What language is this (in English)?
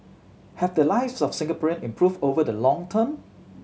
English